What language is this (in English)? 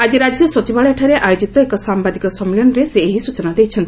Odia